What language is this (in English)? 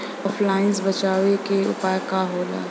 Bhojpuri